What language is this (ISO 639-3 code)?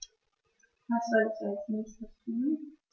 deu